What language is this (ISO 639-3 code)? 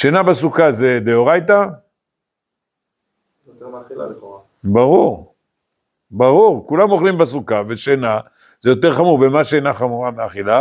heb